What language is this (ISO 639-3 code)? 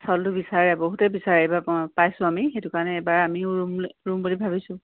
asm